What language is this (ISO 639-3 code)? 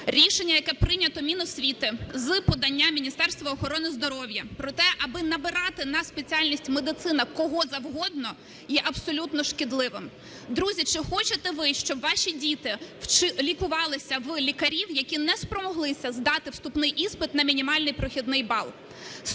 ukr